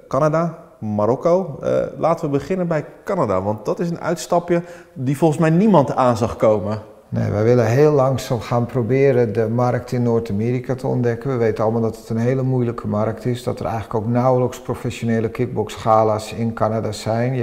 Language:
Dutch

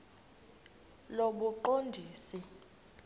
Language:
Xhosa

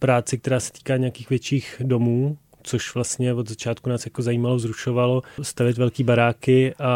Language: Czech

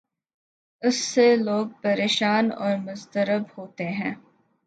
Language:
Urdu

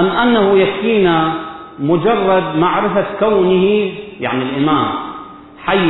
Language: Arabic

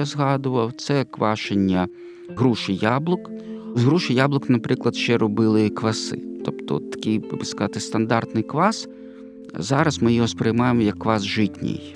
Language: Ukrainian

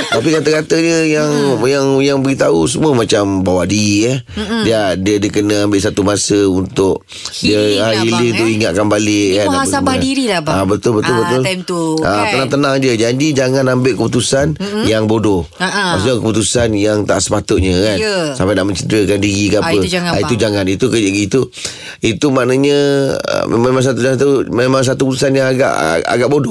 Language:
Malay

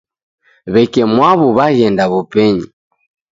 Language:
Taita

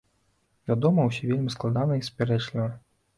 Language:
Belarusian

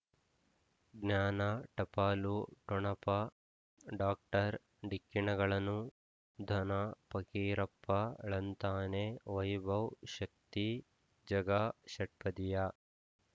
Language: Kannada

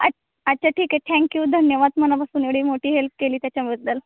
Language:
Marathi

